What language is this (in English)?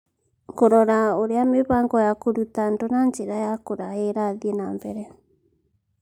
Kikuyu